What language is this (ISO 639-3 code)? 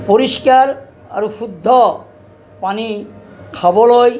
asm